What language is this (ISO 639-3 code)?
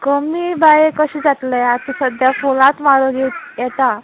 kok